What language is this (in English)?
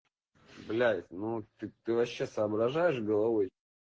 Russian